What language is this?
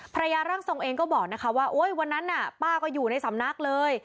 Thai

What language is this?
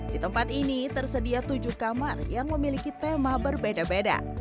Indonesian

